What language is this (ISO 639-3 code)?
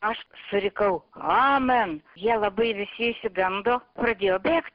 lit